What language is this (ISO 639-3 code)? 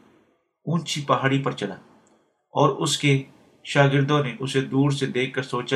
urd